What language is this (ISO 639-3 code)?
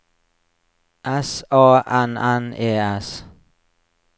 nor